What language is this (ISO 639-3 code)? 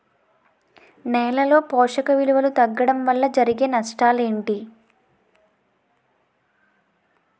tel